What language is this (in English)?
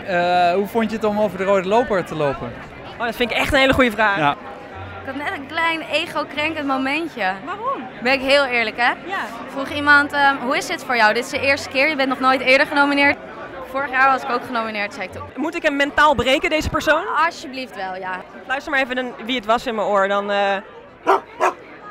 Dutch